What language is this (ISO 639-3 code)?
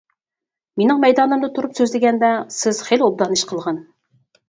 uig